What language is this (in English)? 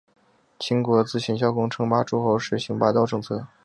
Chinese